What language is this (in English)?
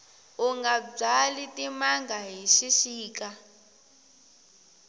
Tsonga